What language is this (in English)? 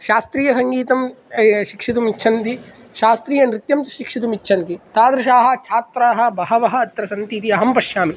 Sanskrit